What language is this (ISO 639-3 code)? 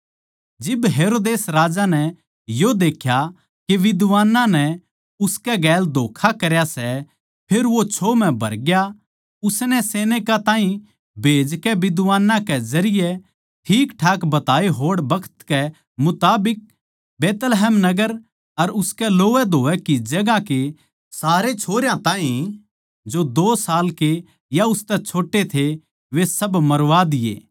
bgc